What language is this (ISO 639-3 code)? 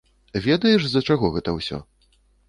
bel